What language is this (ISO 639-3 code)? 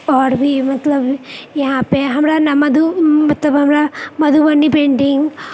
mai